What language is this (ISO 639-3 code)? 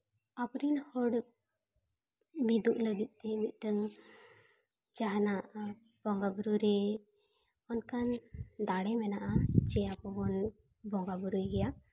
sat